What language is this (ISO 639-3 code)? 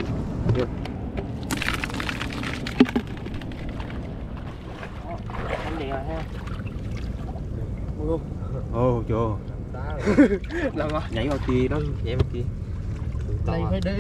vie